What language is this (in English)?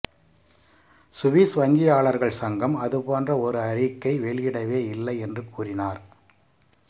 Tamil